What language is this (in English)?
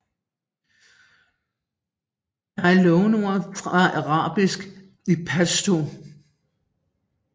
Danish